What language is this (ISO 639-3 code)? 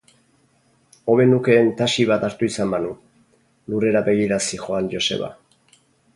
eus